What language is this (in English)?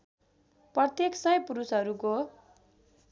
Nepali